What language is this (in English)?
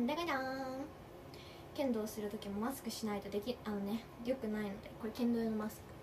Japanese